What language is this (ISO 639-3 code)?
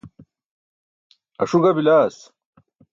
bsk